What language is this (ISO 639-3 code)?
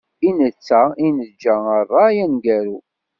kab